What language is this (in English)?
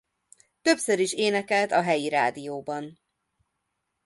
Hungarian